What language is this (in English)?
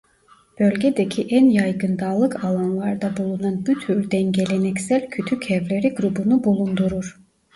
Turkish